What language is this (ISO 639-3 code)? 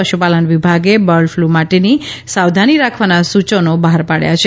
guj